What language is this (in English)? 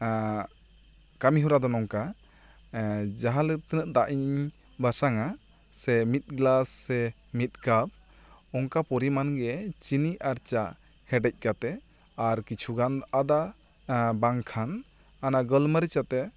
Santali